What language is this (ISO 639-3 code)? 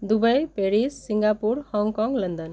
mai